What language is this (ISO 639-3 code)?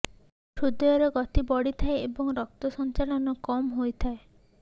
ori